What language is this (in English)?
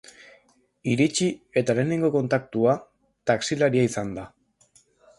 Basque